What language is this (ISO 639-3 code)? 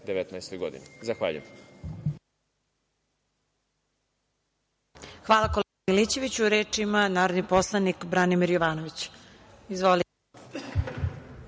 srp